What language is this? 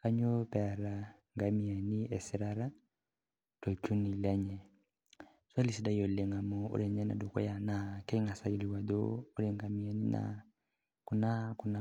Masai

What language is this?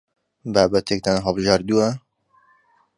Central Kurdish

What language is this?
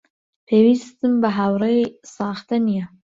Central Kurdish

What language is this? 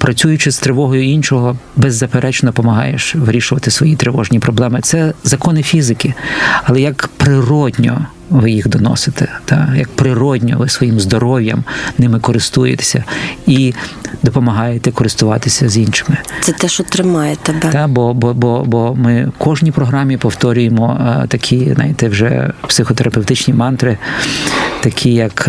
Ukrainian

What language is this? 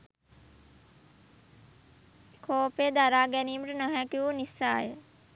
Sinhala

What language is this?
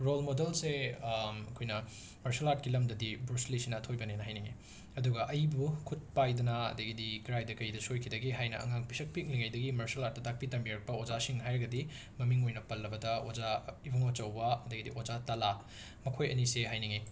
Manipuri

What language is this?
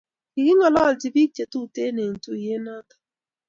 Kalenjin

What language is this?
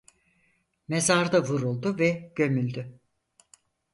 Turkish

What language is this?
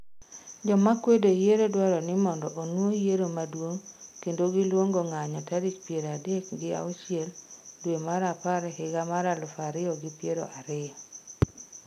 Luo (Kenya and Tanzania)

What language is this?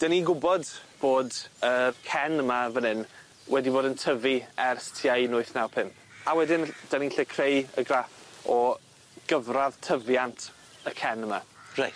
Welsh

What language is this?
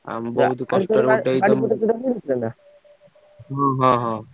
Odia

